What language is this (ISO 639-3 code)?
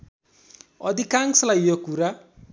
nep